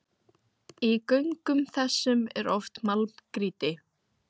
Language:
Icelandic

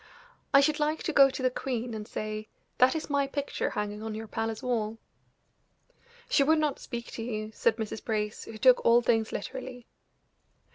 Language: English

